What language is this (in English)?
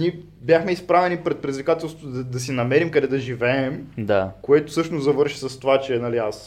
Bulgarian